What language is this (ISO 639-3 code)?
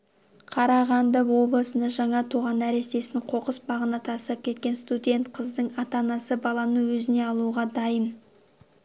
kaz